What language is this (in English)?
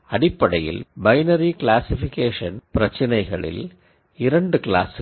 Tamil